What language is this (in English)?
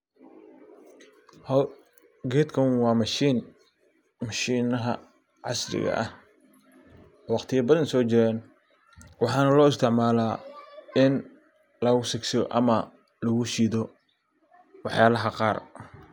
Somali